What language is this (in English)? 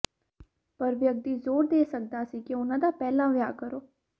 Punjabi